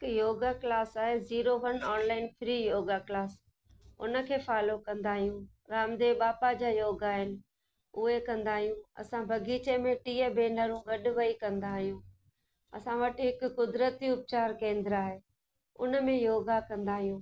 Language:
Sindhi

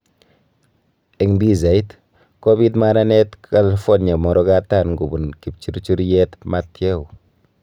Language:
Kalenjin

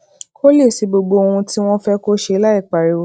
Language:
Yoruba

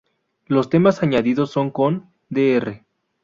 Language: Spanish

